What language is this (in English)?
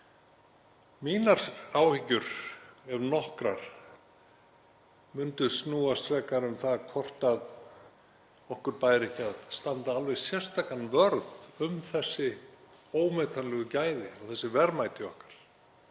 Icelandic